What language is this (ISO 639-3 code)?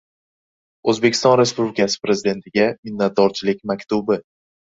uzb